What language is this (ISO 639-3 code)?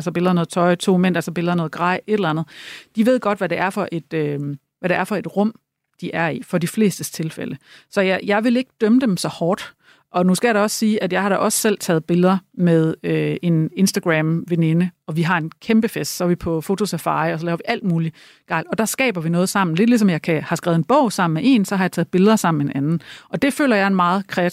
dan